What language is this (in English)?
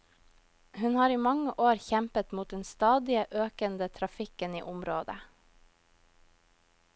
Norwegian